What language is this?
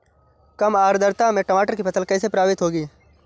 Hindi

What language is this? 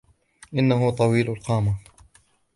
Arabic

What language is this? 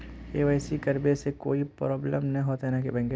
Magahi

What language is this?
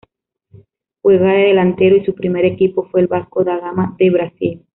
Spanish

